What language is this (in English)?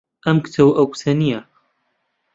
Central Kurdish